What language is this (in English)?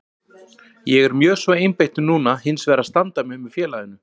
Icelandic